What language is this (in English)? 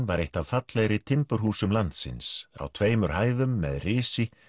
Icelandic